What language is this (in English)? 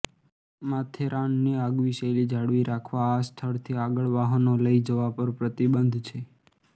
Gujarati